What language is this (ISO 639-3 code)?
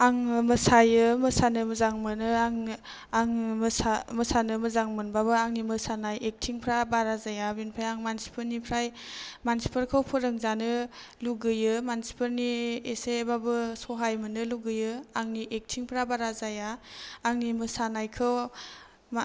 brx